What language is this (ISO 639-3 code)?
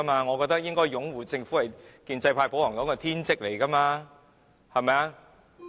yue